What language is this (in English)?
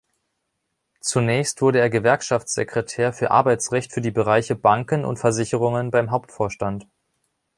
German